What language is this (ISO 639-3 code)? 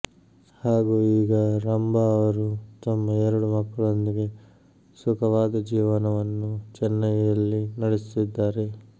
kan